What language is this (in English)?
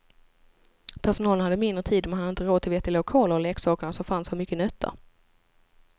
Swedish